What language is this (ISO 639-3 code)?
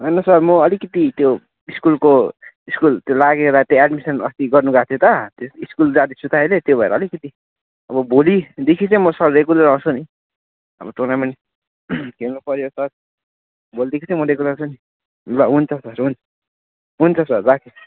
nep